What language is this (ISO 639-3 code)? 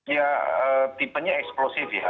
ind